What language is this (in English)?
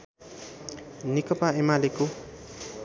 Nepali